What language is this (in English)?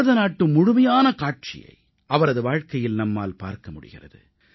Tamil